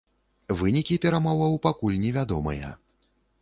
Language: Belarusian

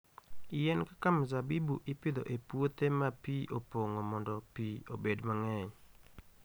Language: Luo (Kenya and Tanzania)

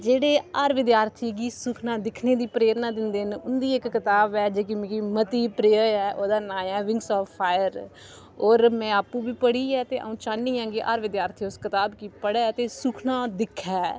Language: Dogri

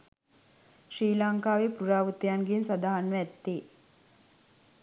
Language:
Sinhala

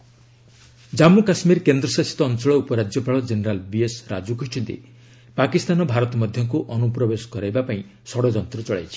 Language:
Odia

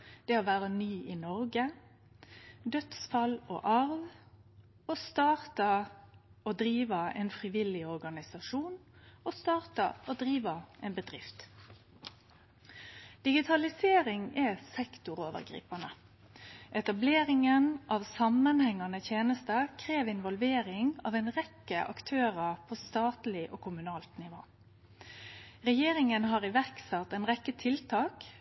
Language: Norwegian Nynorsk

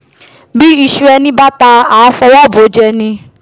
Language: Yoruba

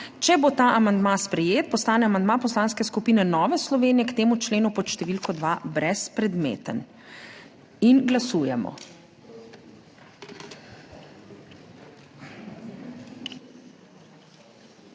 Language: Slovenian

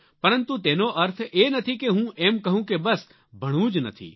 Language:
Gujarati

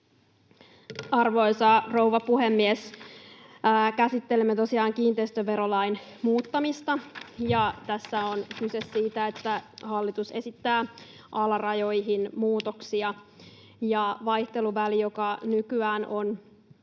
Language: Finnish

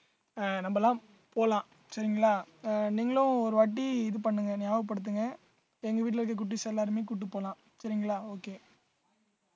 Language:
Tamil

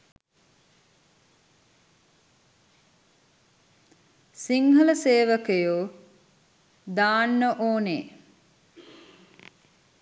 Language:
Sinhala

